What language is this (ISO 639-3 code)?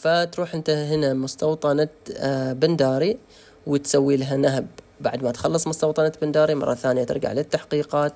ara